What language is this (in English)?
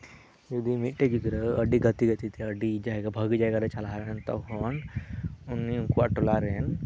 Santali